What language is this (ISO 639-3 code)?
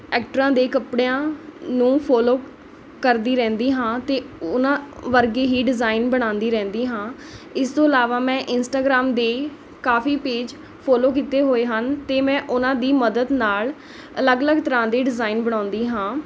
pan